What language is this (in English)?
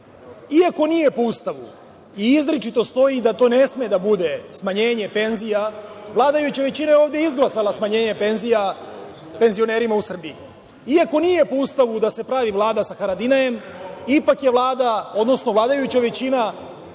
Serbian